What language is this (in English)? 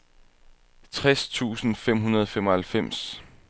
Danish